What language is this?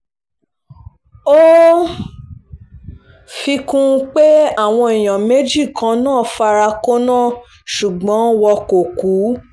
Yoruba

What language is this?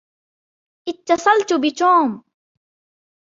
Arabic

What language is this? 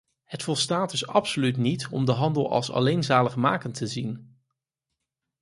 Dutch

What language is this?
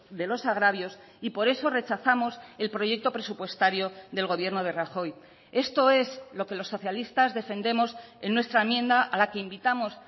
Spanish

